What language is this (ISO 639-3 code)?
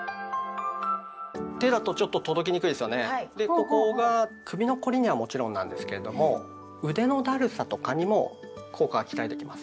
jpn